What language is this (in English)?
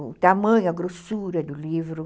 Portuguese